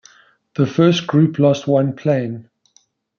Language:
English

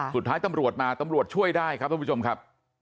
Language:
Thai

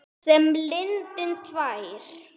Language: Icelandic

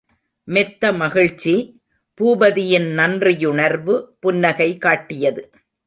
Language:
Tamil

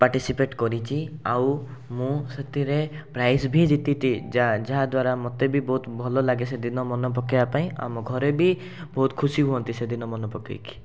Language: Odia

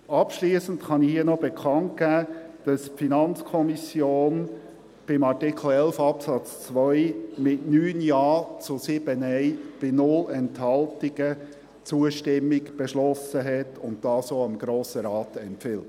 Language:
Swiss German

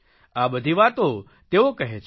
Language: Gujarati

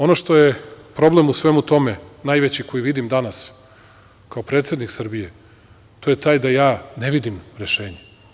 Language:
Serbian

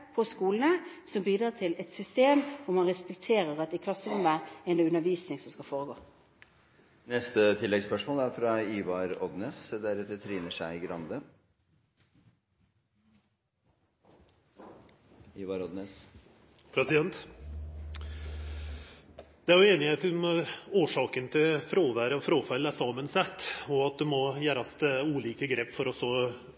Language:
Norwegian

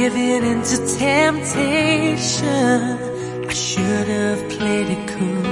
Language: Korean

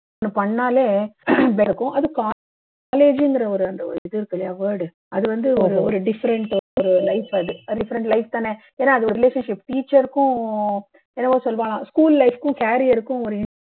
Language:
Tamil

